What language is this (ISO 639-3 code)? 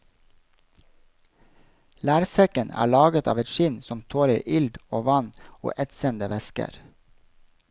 nor